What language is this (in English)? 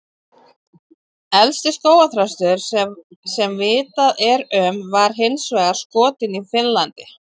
Icelandic